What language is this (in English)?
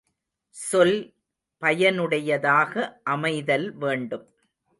Tamil